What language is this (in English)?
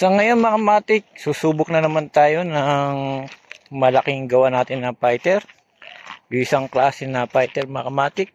Filipino